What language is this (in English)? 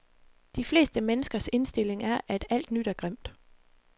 Danish